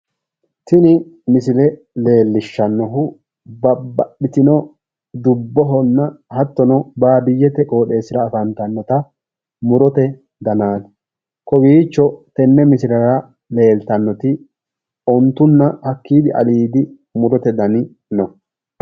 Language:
Sidamo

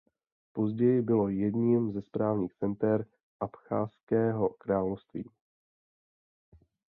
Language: Czech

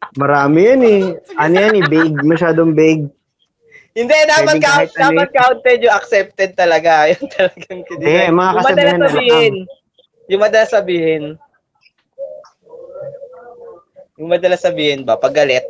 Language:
Filipino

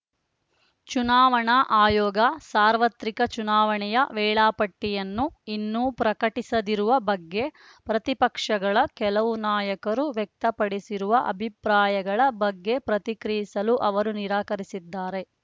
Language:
Kannada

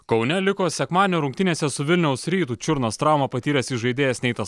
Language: Lithuanian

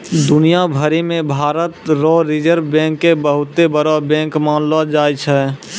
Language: Maithili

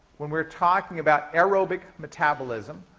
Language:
English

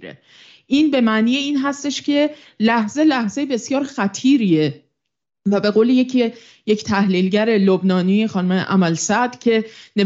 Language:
Persian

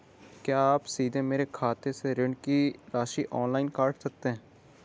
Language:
Hindi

